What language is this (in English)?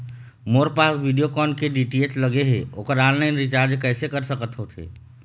Chhattisgarhi